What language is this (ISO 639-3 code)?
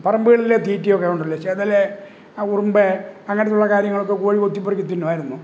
mal